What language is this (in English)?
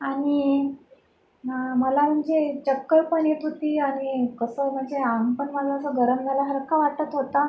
Marathi